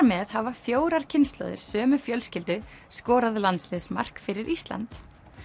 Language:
Icelandic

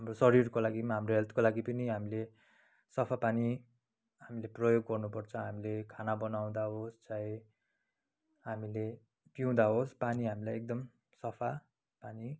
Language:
Nepali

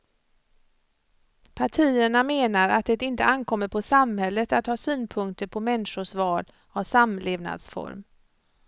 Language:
Swedish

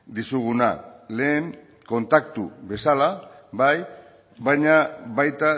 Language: Basque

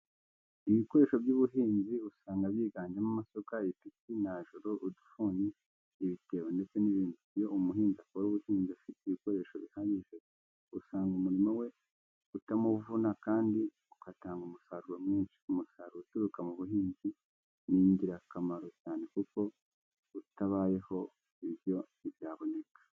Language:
Kinyarwanda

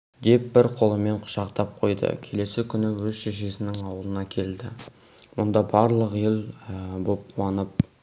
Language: Kazakh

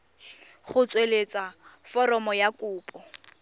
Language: Tswana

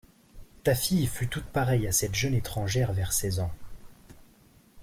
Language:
French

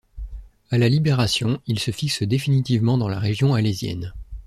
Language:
French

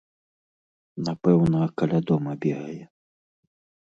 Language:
Belarusian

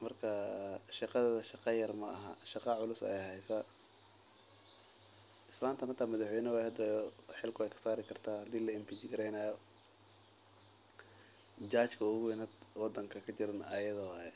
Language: Somali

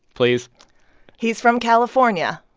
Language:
English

